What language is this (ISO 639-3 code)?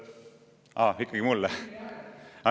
est